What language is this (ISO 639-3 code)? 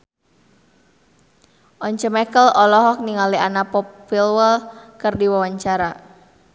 sun